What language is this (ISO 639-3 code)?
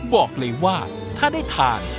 tha